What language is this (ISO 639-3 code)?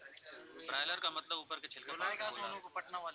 bho